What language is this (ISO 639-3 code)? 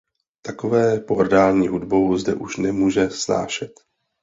ces